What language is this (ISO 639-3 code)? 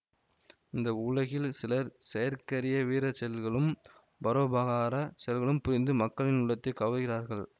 tam